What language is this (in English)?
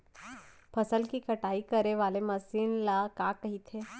Chhattisgarhi